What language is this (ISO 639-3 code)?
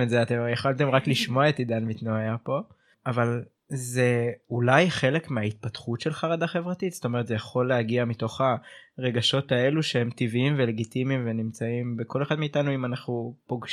heb